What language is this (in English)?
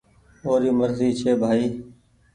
Goaria